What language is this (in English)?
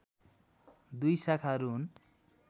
Nepali